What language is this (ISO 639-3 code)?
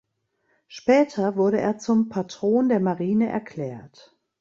deu